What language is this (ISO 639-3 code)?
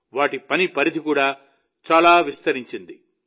tel